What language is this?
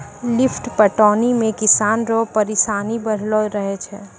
Maithili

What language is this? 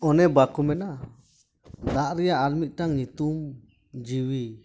Santali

